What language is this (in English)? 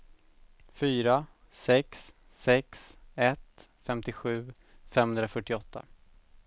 Swedish